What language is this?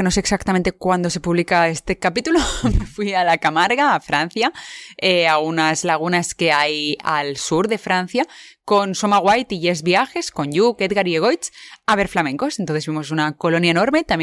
Spanish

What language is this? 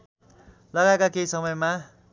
Nepali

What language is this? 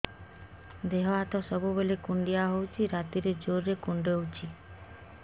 Odia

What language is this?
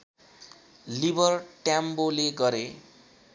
Nepali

